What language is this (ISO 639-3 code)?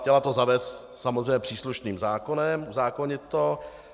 ces